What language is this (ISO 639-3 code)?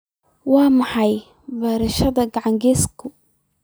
som